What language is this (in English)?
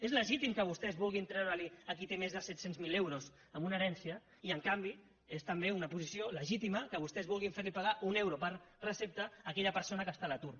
Catalan